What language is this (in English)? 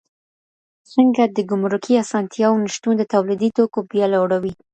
Pashto